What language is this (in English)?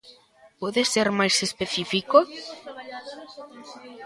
Galician